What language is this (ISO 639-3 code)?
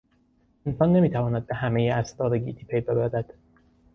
fas